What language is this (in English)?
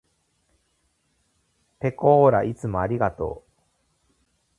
Japanese